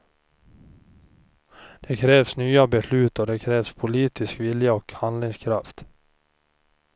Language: Swedish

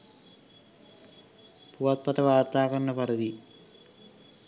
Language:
Sinhala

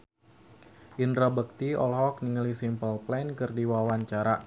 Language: Sundanese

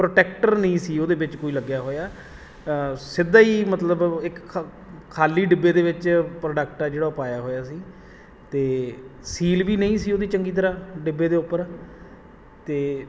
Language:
Punjabi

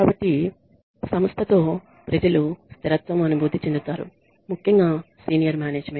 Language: Telugu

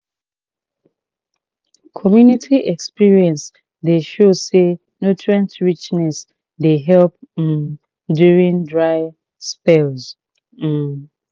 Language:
Nigerian Pidgin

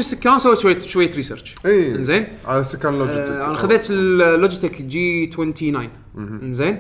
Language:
Arabic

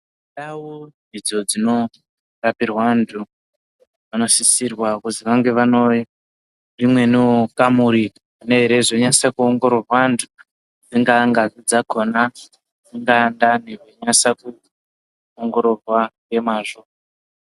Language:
Ndau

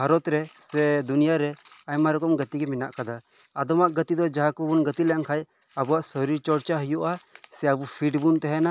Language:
Santali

